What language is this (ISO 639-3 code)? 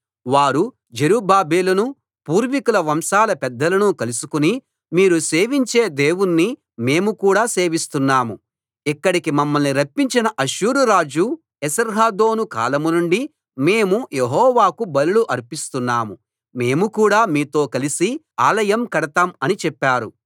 tel